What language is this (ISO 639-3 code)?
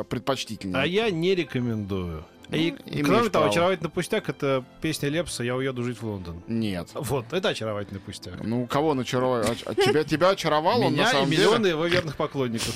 rus